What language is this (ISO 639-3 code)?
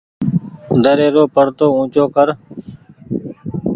gig